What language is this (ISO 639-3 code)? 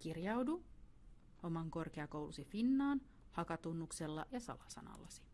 fin